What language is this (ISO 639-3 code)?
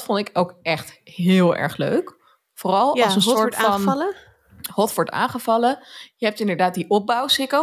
nld